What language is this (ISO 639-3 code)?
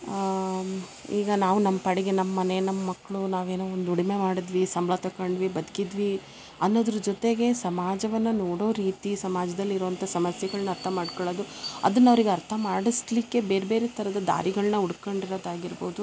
kan